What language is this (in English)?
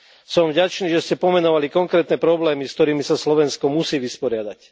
Slovak